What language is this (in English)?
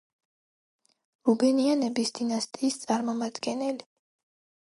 Georgian